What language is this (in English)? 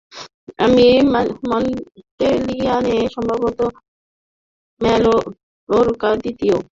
Bangla